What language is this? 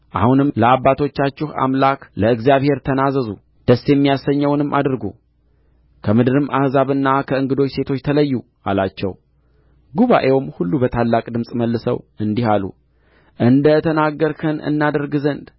Amharic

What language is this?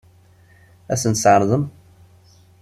Kabyle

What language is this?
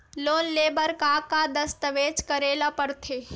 Chhattisgarhi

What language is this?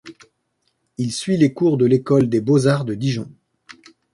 French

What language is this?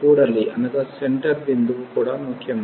Telugu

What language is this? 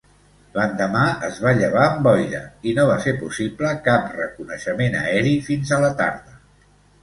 Catalan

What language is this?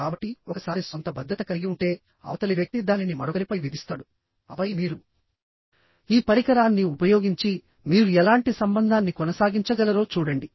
Telugu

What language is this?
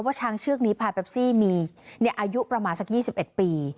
Thai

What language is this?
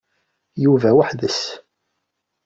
Kabyle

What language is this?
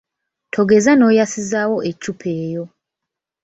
Ganda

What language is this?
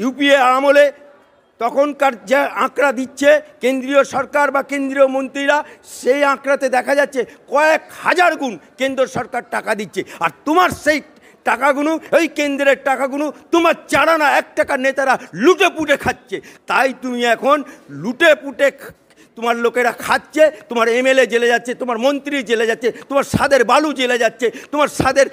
Bangla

